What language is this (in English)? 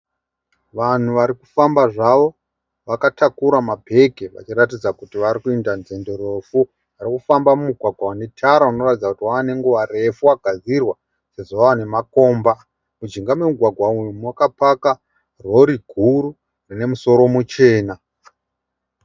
Shona